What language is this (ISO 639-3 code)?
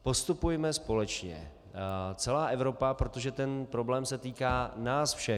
ces